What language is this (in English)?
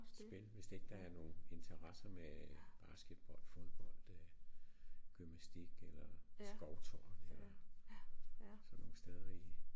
Danish